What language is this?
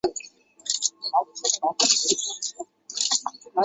Chinese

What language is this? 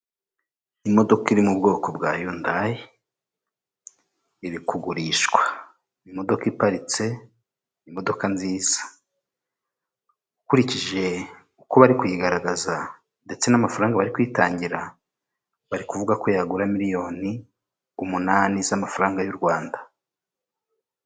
Kinyarwanda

